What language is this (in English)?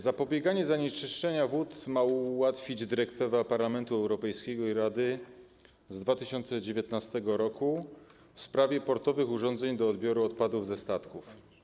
Polish